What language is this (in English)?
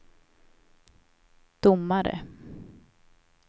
Swedish